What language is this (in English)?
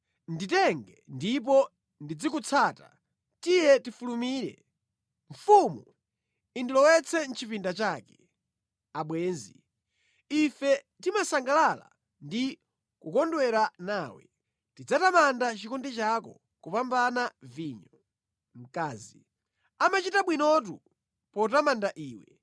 Nyanja